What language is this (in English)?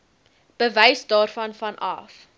Afrikaans